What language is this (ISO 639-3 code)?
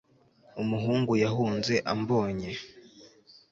kin